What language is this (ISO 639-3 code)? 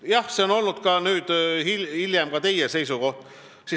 est